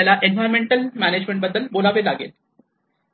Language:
Marathi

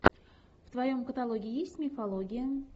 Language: Russian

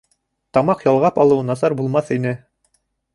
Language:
Bashkir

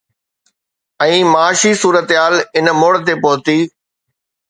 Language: Sindhi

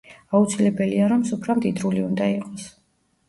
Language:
Georgian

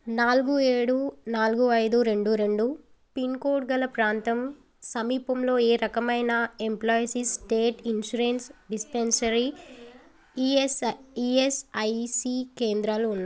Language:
Telugu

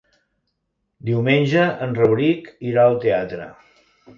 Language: Catalan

